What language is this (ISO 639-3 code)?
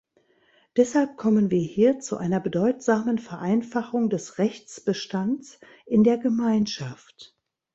deu